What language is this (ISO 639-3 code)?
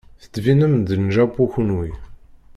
kab